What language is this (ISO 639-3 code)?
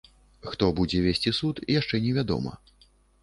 bel